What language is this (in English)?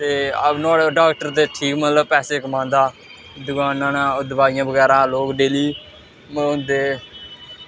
Dogri